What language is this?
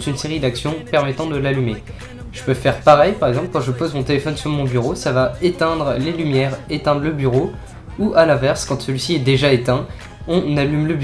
French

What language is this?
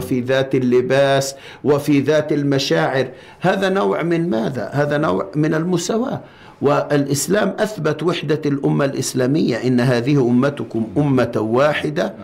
Arabic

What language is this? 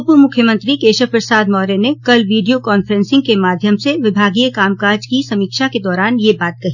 Hindi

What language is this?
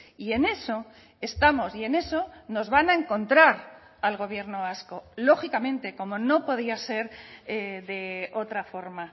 Spanish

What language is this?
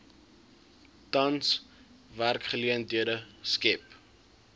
Afrikaans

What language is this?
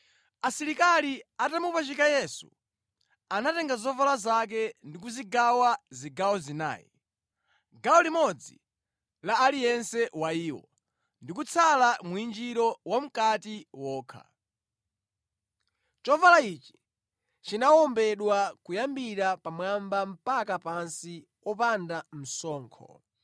Nyanja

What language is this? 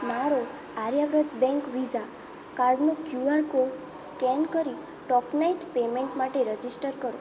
Gujarati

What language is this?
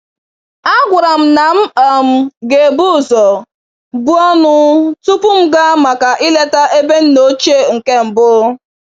Igbo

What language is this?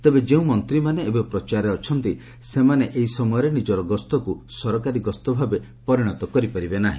Odia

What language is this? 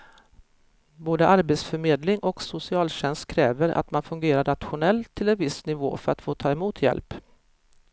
Swedish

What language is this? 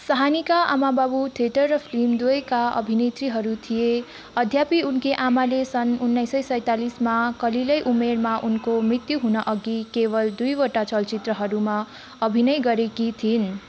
Nepali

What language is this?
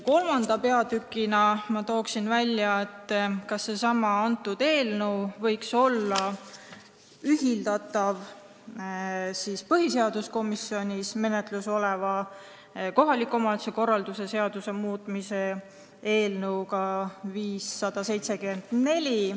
Estonian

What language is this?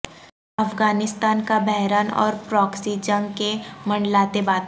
Urdu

